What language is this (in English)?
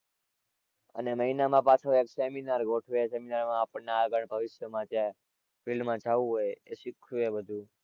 Gujarati